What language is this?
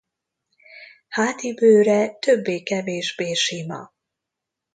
Hungarian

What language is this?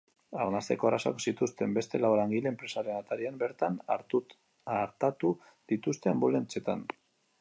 Basque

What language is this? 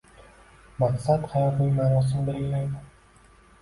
Uzbek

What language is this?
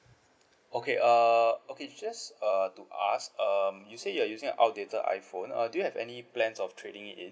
English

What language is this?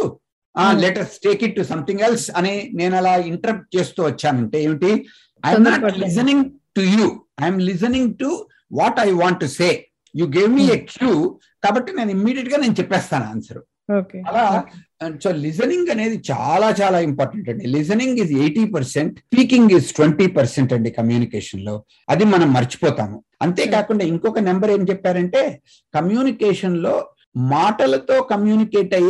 Telugu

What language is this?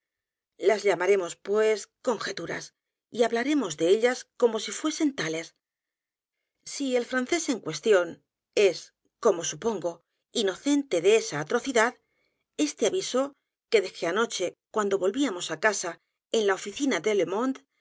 Spanish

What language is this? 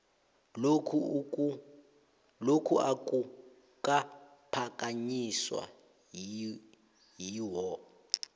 South Ndebele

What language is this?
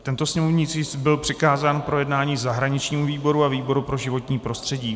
Czech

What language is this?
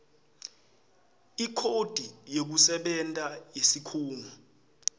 Swati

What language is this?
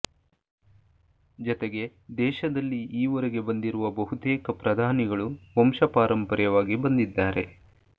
Kannada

